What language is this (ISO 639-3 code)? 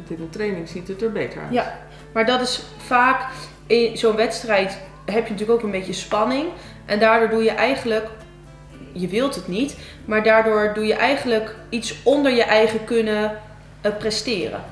nld